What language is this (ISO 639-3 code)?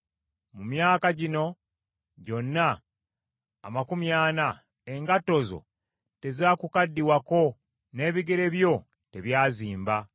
lug